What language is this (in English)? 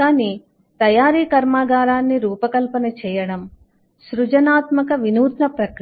Telugu